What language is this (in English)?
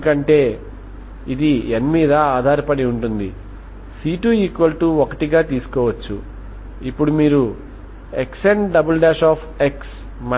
Telugu